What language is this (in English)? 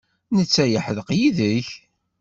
Kabyle